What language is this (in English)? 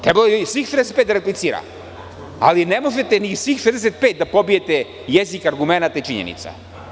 Serbian